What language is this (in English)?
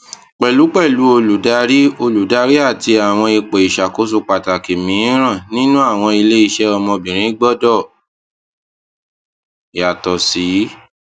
Yoruba